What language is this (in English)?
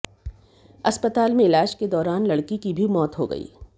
Hindi